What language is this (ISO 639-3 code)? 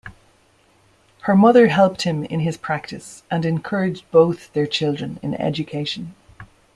eng